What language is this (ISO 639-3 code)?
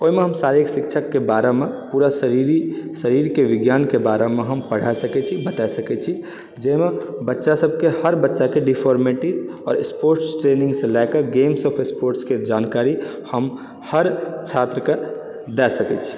mai